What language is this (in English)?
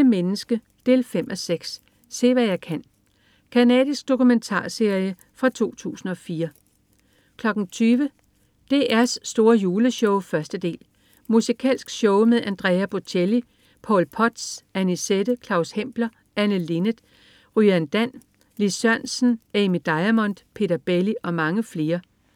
Danish